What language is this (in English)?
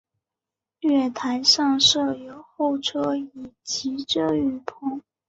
Chinese